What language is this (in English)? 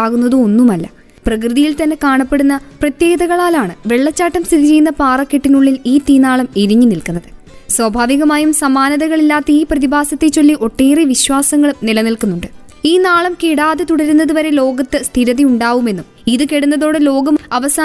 Malayalam